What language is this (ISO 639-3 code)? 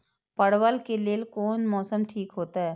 mai